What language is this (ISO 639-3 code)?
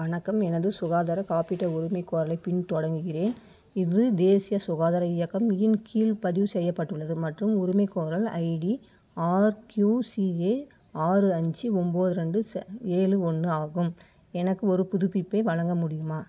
tam